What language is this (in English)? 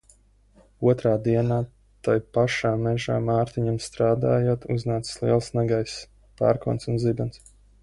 Latvian